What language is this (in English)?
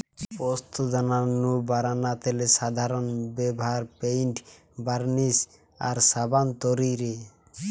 Bangla